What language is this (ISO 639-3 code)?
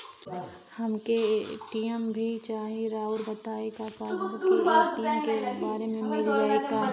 bho